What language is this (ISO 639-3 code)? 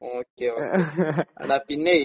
mal